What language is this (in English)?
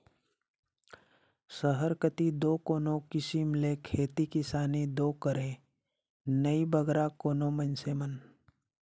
Chhattisgarhi